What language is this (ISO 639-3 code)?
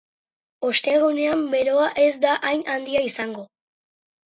eus